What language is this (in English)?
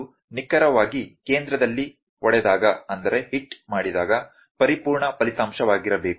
Kannada